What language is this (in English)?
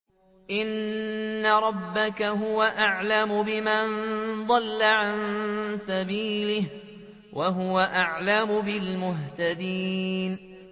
Arabic